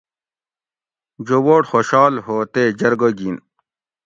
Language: Gawri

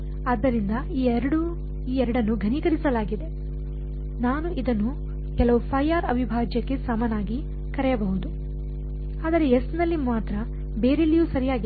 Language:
Kannada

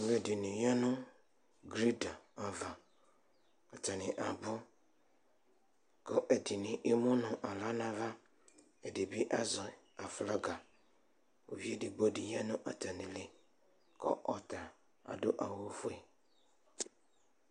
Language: Ikposo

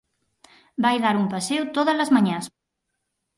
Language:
Galician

